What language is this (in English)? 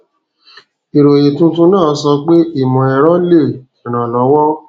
Yoruba